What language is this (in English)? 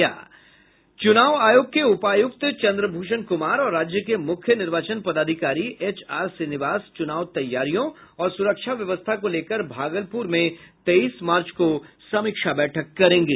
Hindi